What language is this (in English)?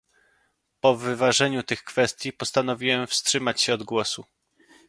Polish